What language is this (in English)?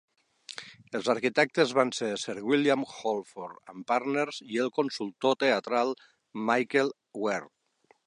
Catalan